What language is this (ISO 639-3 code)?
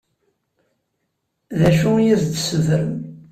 kab